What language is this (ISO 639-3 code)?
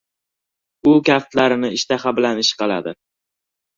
uzb